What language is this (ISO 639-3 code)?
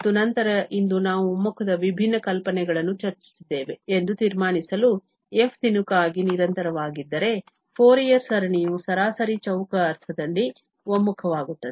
kan